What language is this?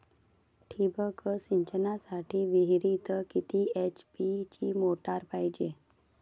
Marathi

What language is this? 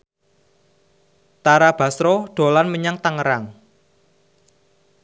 Javanese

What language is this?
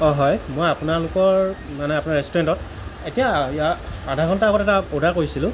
Assamese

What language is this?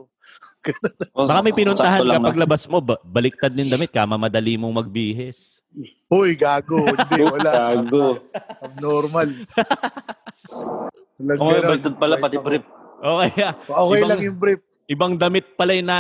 Filipino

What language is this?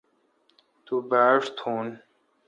Kalkoti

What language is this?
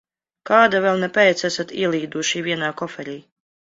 Latvian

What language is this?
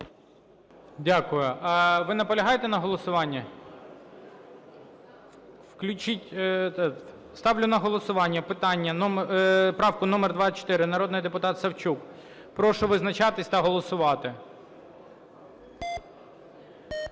Ukrainian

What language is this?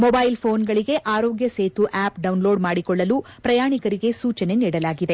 Kannada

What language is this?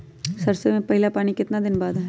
Magahi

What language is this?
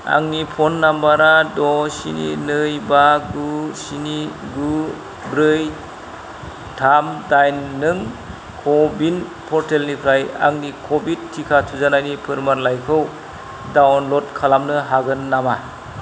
Bodo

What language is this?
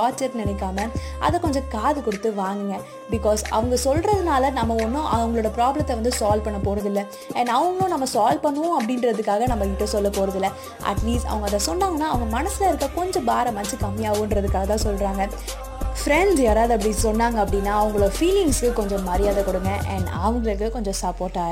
Tamil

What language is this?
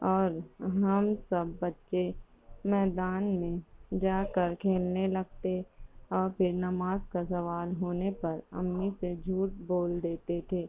Urdu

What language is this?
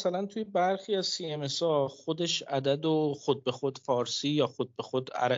Persian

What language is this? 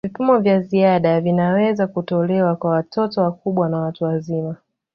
Swahili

